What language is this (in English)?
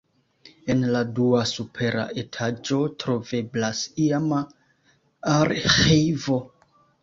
Esperanto